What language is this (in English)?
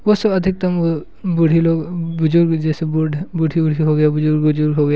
Hindi